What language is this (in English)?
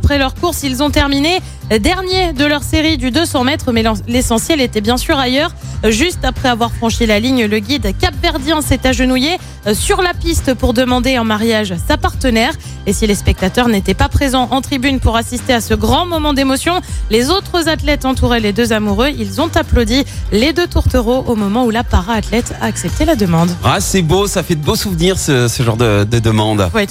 French